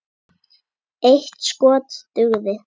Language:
Icelandic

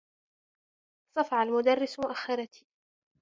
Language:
Arabic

